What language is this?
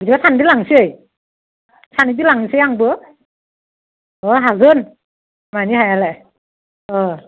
Bodo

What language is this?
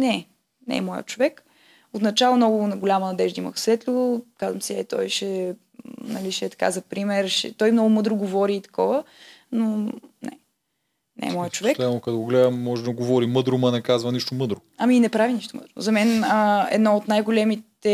Bulgarian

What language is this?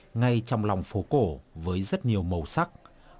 Vietnamese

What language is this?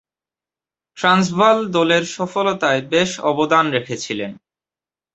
Bangla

